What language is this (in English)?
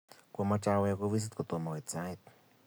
Kalenjin